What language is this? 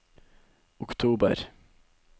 Norwegian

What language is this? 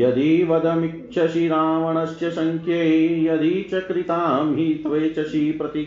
Hindi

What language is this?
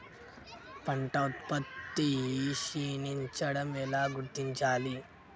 Telugu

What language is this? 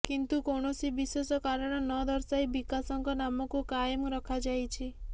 Odia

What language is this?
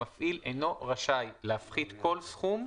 Hebrew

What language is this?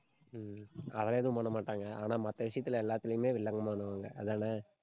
Tamil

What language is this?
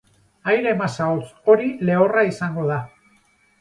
Basque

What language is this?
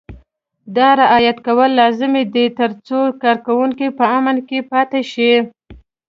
Pashto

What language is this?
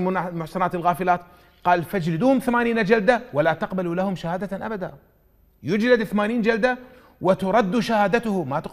Arabic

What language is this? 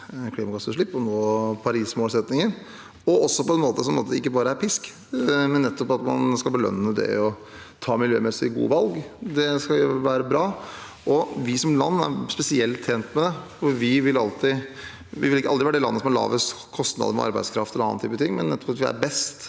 Norwegian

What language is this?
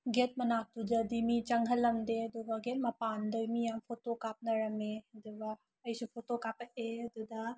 Manipuri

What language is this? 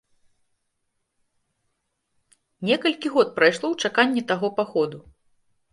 Belarusian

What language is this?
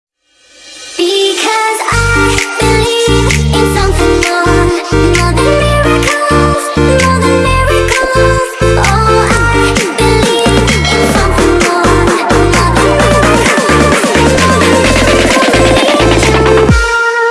Indonesian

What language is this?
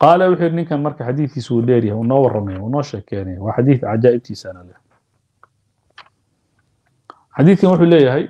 Arabic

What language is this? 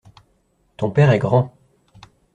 French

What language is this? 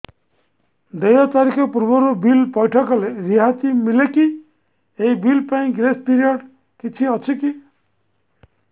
Odia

